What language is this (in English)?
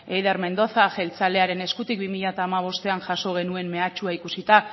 Basque